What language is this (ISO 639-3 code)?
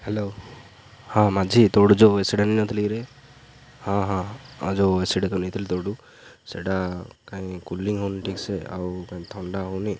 ori